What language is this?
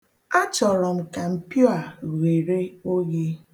Igbo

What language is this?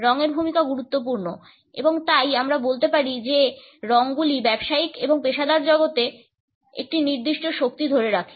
Bangla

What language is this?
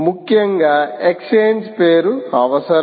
Telugu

